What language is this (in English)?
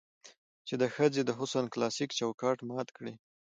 Pashto